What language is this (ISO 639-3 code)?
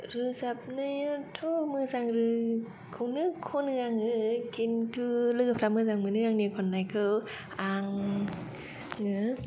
brx